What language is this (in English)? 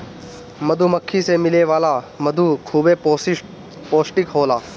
Bhojpuri